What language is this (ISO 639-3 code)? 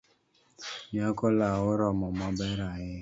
luo